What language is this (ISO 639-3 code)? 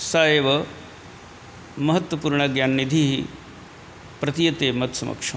san